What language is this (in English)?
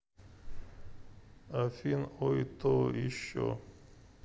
Russian